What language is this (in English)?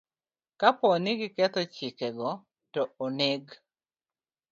Luo (Kenya and Tanzania)